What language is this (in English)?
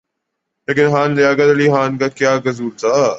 Urdu